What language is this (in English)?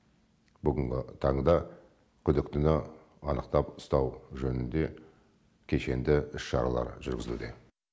Kazakh